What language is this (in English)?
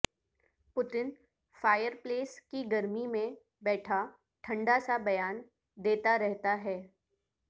Urdu